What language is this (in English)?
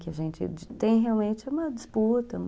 Portuguese